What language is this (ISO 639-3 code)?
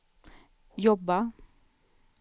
swe